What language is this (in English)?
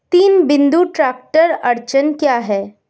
Hindi